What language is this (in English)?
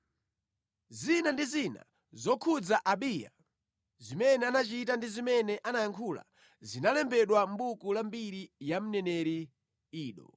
Nyanja